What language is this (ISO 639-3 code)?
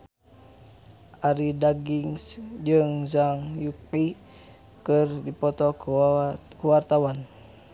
sun